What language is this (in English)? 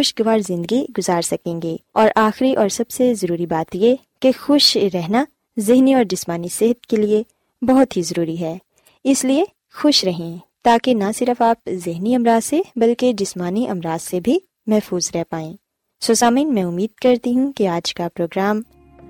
Urdu